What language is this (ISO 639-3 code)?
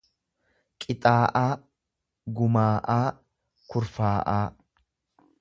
orm